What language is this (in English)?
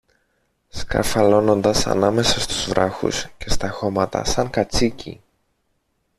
Greek